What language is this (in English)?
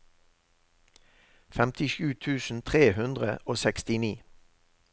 Norwegian